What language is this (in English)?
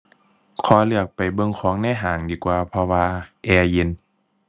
Thai